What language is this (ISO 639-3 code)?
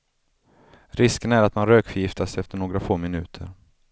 swe